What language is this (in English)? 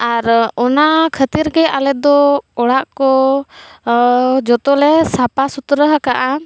Santali